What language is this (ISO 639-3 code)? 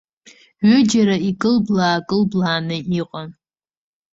abk